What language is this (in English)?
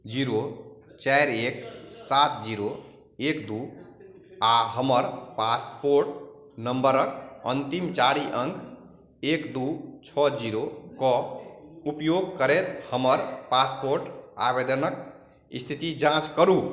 Maithili